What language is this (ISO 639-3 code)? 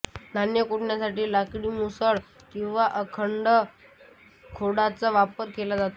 mar